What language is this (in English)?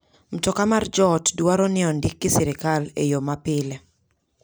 Luo (Kenya and Tanzania)